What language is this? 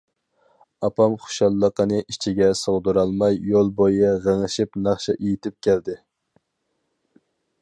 Uyghur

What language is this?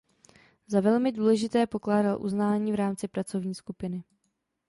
Czech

